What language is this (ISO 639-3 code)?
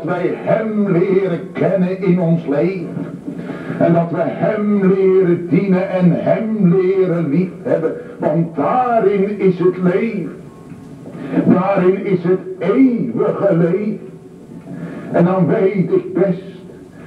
nld